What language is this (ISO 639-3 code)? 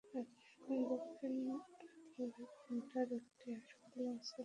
ben